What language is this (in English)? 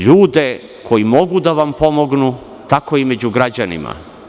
Serbian